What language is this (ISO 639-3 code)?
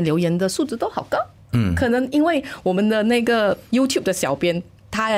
zho